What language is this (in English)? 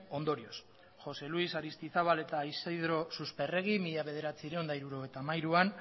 Basque